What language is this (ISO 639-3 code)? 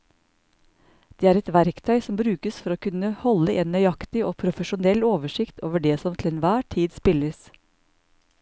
nor